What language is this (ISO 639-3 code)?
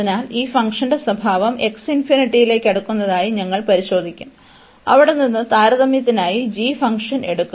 mal